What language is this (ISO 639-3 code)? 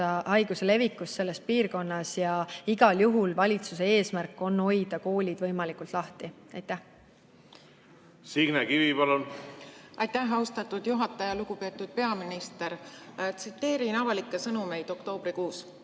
est